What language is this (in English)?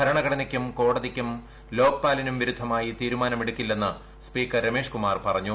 Malayalam